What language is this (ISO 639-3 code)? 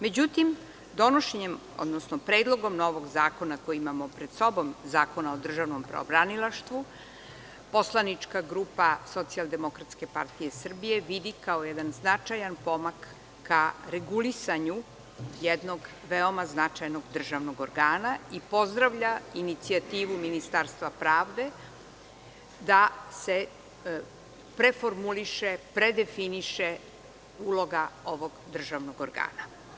srp